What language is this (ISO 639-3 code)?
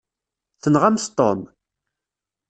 kab